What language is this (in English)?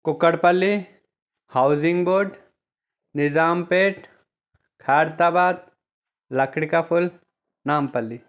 Telugu